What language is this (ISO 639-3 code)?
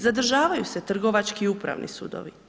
hrv